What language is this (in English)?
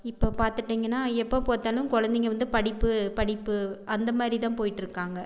Tamil